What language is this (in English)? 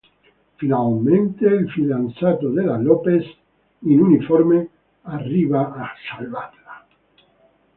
Italian